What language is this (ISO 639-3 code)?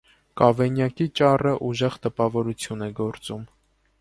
hye